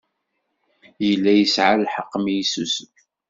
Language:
Kabyle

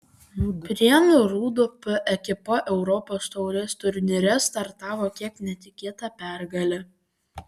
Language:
Lithuanian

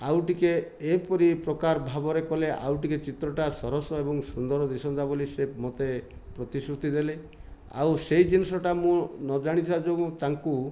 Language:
Odia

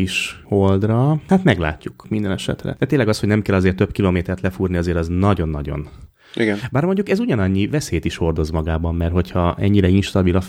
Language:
Hungarian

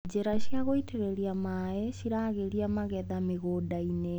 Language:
Kikuyu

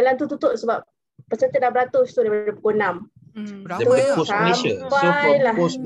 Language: Malay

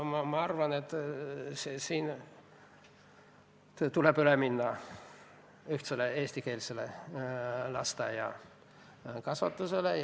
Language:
Estonian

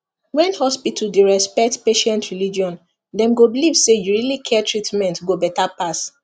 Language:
Nigerian Pidgin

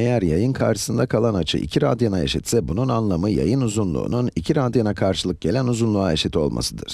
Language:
Turkish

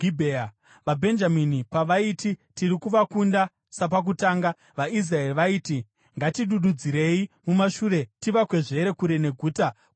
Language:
Shona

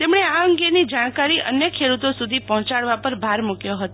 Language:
Gujarati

